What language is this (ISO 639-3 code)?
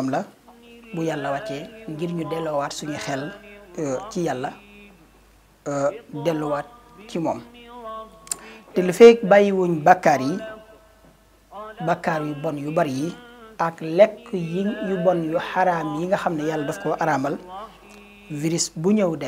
ara